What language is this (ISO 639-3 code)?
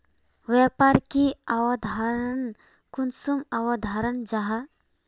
mag